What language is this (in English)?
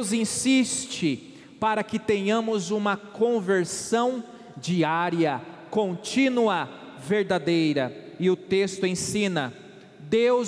Portuguese